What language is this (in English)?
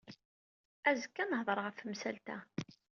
Kabyle